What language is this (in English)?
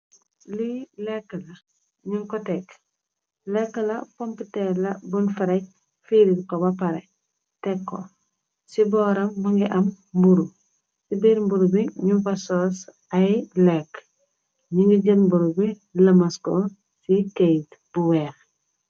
Wolof